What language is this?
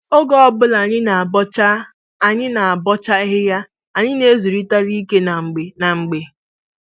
Igbo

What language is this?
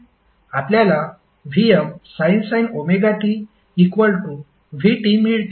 Marathi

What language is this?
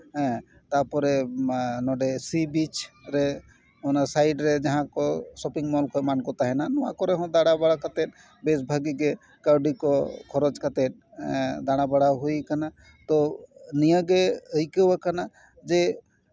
Santali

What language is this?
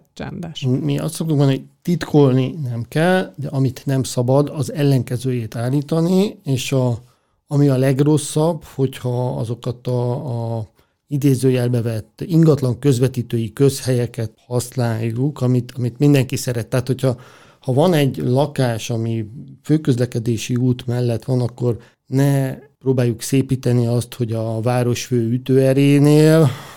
Hungarian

